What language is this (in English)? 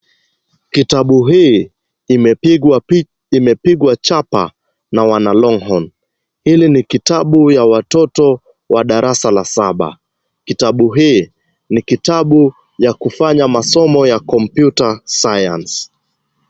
Swahili